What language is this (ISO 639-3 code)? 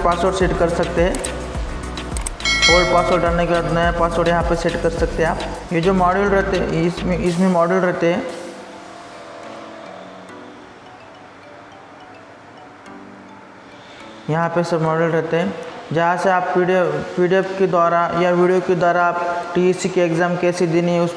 hin